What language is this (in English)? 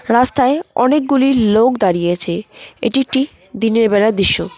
Bangla